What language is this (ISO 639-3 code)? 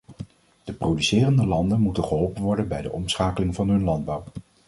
nld